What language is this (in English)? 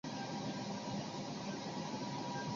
Chinese